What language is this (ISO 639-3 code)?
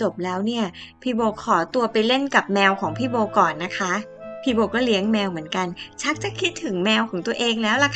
tha